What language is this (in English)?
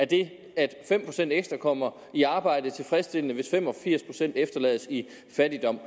Danish